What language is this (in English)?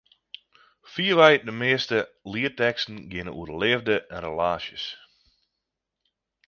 Western Frisian